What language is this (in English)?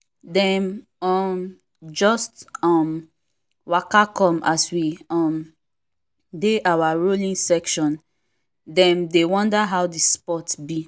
Nigerian Pidgin